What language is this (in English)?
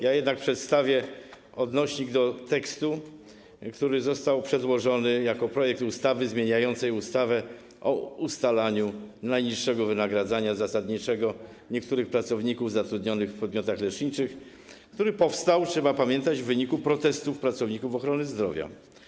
Polish